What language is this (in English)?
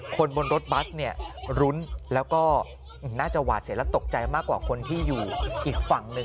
Thai